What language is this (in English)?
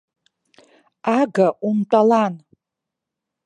Abkhazian